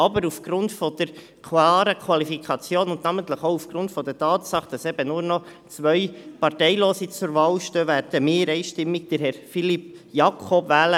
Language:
Swiss German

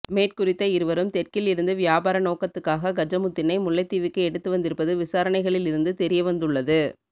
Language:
Tamil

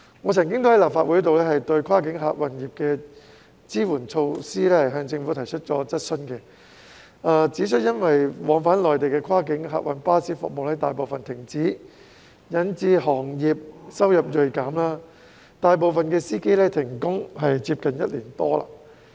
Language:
Cantonese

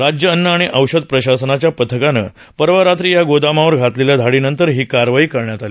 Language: Marathi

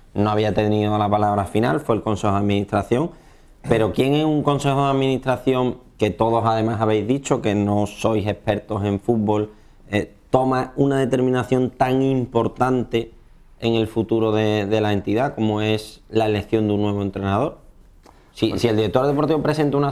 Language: Spanish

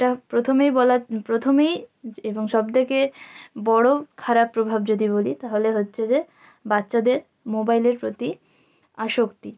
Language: Bangla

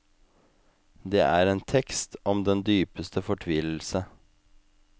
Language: Norwegian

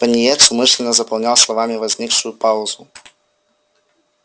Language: Russian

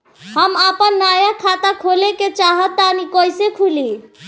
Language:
Bhojpuri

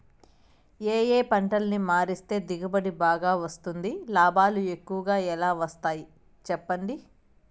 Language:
Telugu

